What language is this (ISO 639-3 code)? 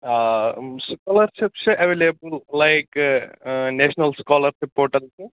kas